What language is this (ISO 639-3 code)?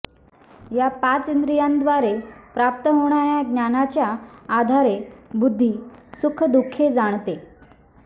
mar